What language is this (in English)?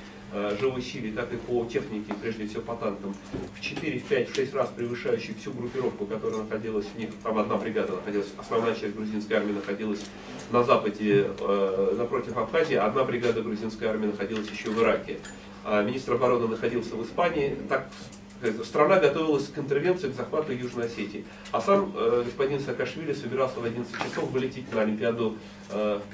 Russian